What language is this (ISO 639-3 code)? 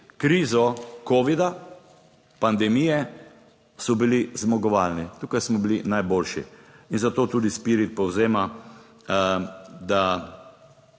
slv